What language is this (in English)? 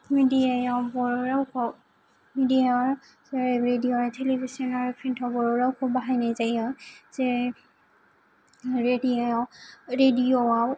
Bodo